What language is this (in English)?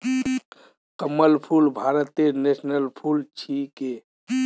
Magahi